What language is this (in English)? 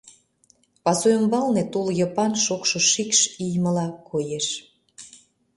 Mari